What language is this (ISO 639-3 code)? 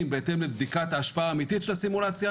heb